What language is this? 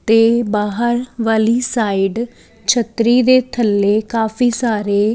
Punjabi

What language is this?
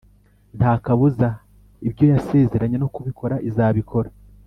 Kinyarwanda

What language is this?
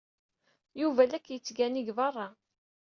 Kabyle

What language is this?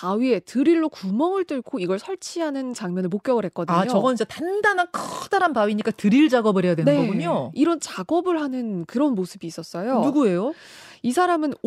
Korean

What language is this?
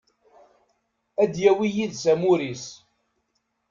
Kabyle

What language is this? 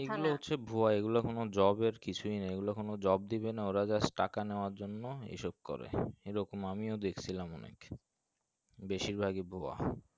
Bangla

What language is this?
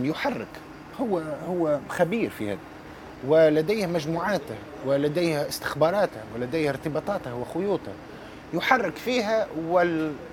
Arabic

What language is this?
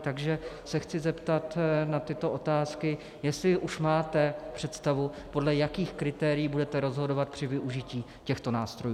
Czech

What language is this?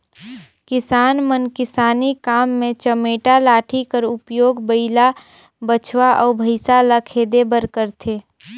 Chhattisgarhi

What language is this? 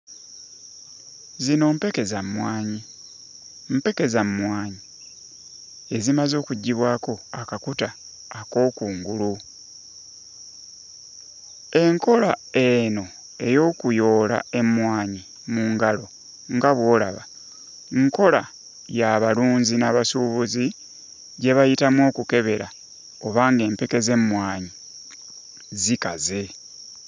Ganda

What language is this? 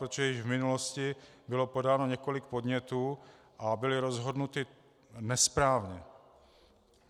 Czech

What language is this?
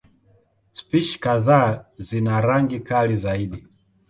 Swahili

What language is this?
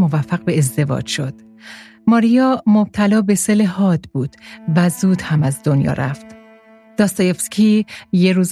Persian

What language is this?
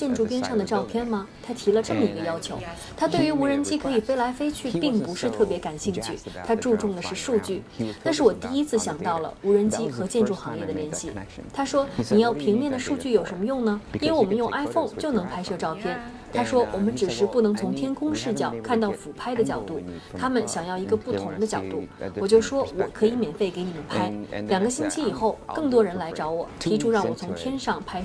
Chinese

